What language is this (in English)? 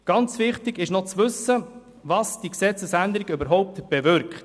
Swiss German